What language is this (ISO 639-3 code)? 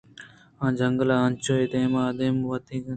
bgp